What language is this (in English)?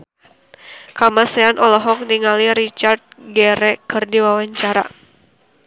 Sundanese